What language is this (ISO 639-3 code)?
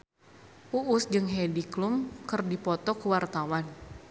sun